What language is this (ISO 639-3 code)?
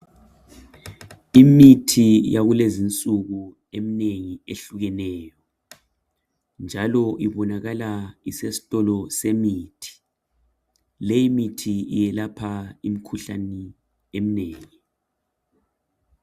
nde